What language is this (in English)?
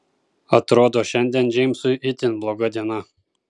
Lithuanian